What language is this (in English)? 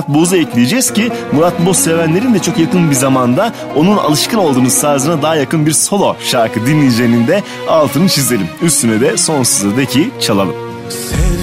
Turkish